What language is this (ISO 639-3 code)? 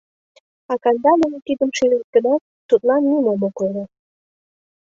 chm